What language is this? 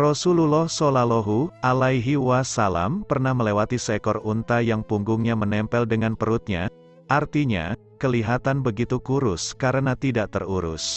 Indonesian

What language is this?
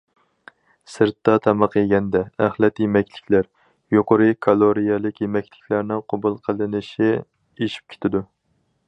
Uyghur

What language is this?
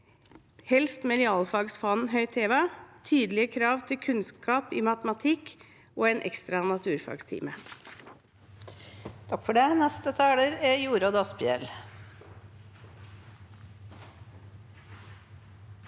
Norwegian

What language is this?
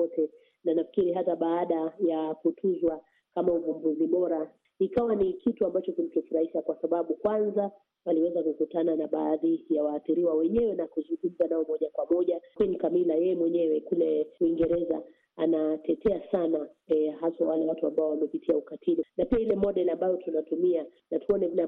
Swahili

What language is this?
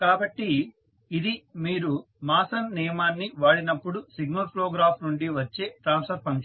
Telugu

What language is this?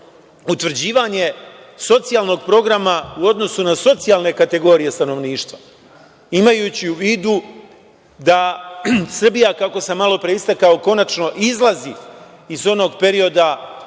Serbian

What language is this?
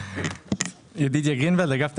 Hebrew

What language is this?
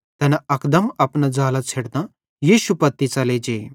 Bhadrawahi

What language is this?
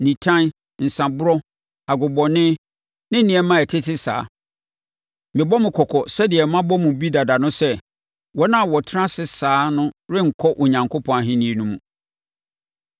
Akan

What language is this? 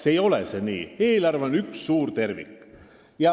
Estonian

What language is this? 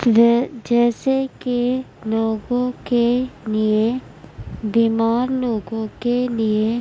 Urdu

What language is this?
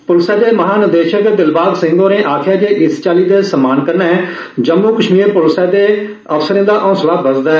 Dogri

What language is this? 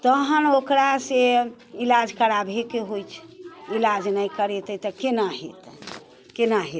Maithili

